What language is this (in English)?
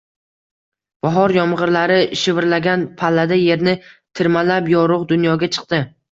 Uzbek